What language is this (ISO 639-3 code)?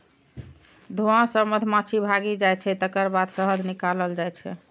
mai